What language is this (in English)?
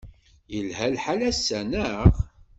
Kabyle